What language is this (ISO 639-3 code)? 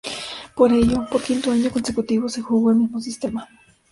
spa